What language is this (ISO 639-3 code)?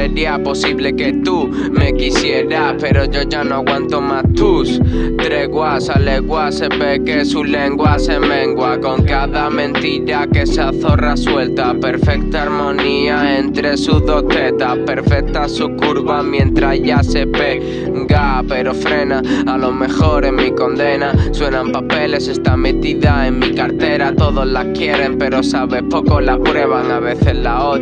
spa